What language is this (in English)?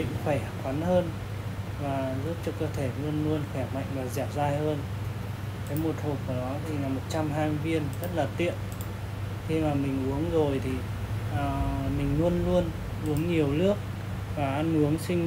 Vietnamese